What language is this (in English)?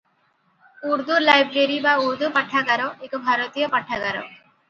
Odia